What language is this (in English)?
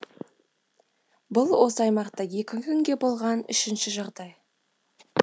Kazakh